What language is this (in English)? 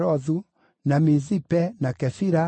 Kikuyu